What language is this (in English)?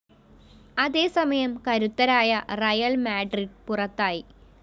Malayalam